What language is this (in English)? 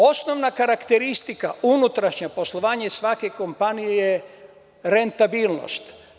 Serbian